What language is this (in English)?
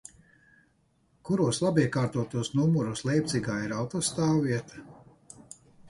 Latvian